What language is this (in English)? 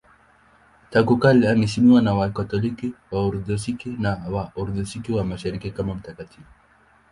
Swahili